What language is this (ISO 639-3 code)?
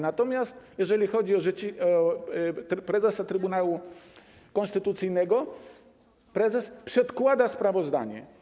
pol